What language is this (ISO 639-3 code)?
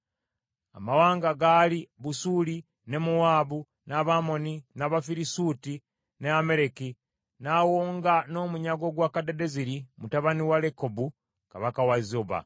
lug